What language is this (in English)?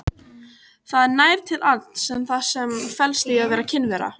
Icelandic